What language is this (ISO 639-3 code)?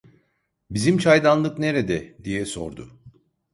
tur